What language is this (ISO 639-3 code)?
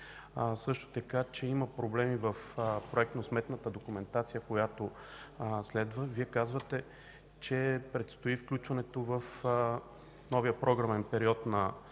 bul